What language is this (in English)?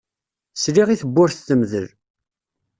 Kabyle